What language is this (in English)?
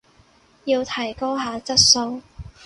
Cantonese